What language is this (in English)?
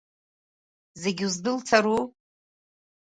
Abkhazian